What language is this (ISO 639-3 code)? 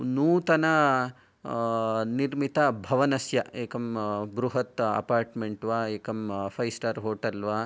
san